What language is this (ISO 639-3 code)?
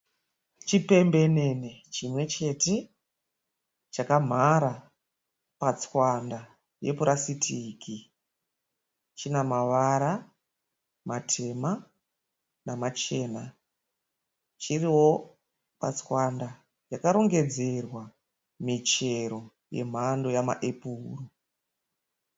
sna